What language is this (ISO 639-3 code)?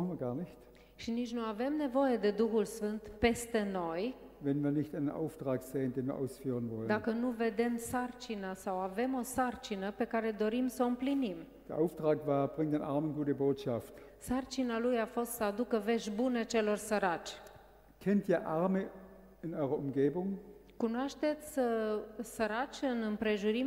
ron